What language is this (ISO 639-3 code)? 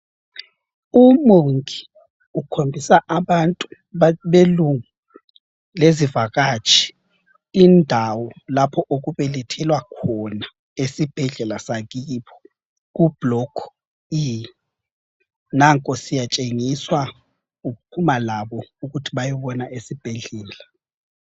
nde